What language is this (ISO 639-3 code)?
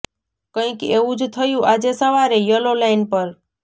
guj